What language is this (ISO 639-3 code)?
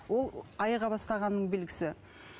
kaz